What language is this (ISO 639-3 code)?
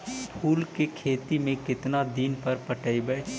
mag